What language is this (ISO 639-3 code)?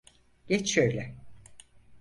tur